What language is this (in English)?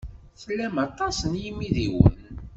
Kabyle